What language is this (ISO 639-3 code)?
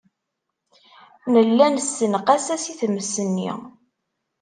kab